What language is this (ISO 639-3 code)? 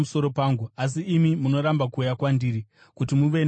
sna